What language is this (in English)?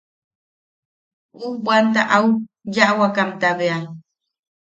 Yaqui